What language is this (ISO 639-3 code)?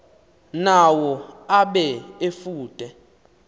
xho